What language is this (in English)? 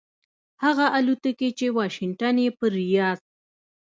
Pashto